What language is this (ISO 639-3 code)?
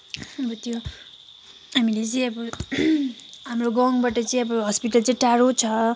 nep